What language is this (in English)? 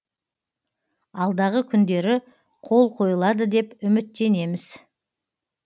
Kazakh